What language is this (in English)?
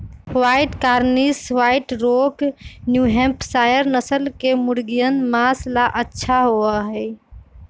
Magahi